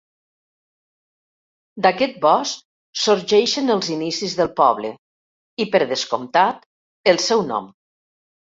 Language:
Catalan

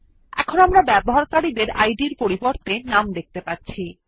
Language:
Bangla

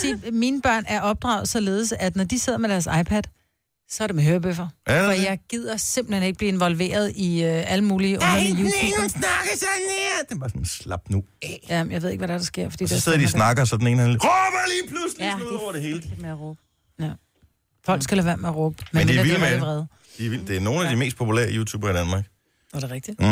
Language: Danish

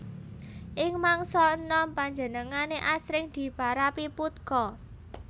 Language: Javanese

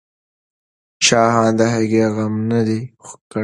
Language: Pashto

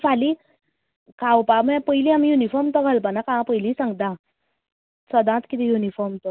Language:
Konkani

